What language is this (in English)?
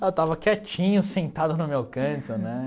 Portuguese